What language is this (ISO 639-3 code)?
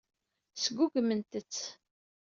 kab